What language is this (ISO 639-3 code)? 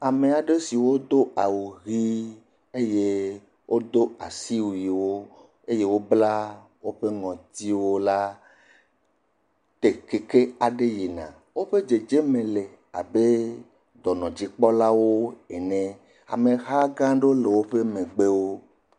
ewe